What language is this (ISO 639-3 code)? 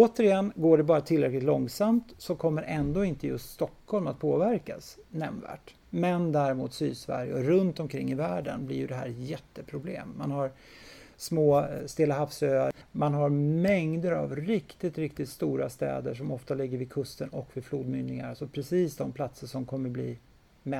swe